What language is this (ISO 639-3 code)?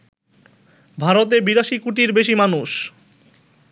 ben